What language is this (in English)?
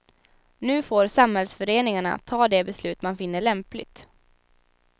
Swedish